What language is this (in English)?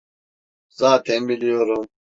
Turkish